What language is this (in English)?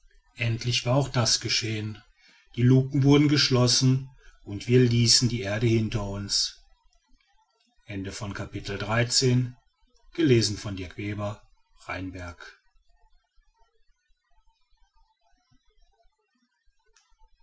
German